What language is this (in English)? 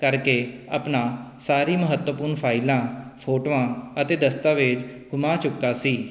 Punjabi